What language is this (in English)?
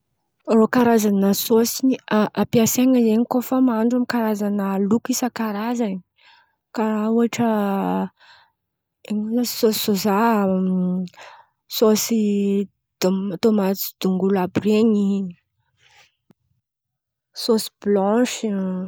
Antankarana Malagasy